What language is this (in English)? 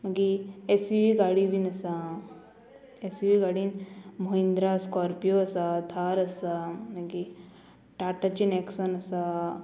Konkani